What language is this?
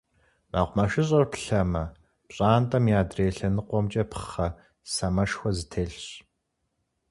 Kabardian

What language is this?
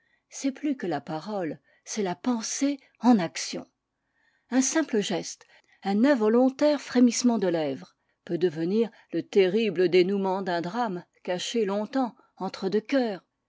French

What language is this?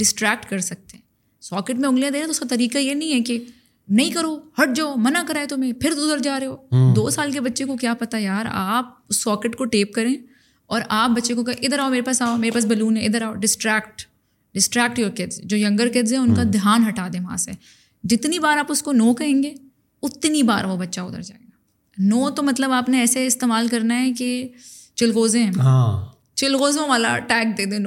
Urdu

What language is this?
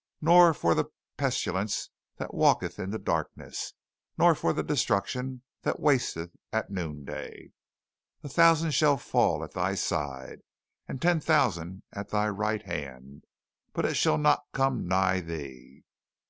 English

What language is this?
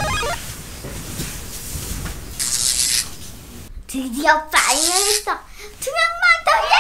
Korean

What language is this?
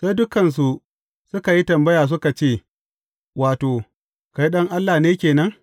Hausa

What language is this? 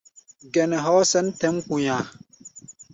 Gbaya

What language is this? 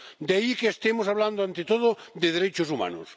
Spanish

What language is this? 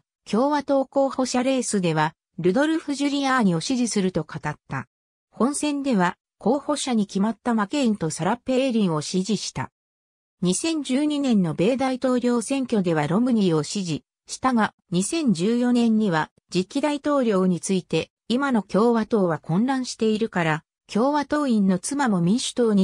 Japanese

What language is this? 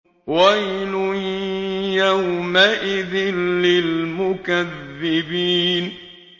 Arabic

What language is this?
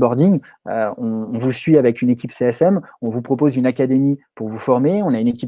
French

